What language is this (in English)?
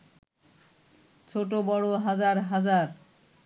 Bangla